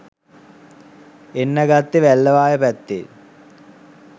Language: Sinhala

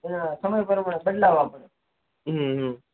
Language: Gujarati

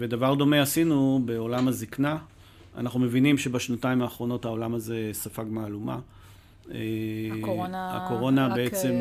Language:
Hebrew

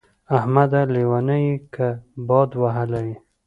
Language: Pashto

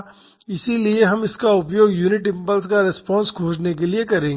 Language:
Hindi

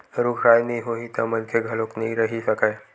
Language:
Chhattisgarhi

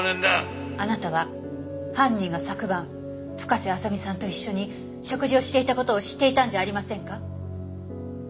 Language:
Japanese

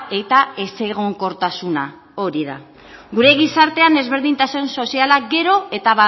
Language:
Basque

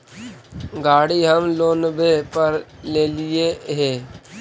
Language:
Magahi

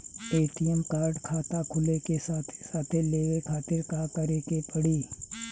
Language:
Bhojpuri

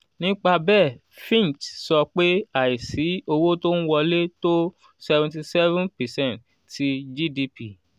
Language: Yoruba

